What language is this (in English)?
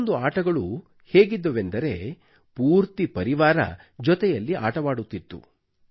Kannada